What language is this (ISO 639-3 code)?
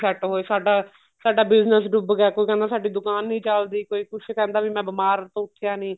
pan